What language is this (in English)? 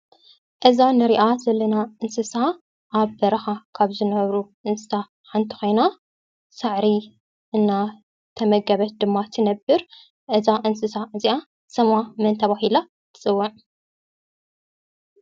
Tigrinya